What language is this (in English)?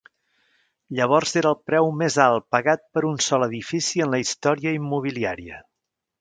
Catalan